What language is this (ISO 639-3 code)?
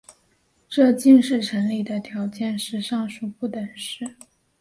zho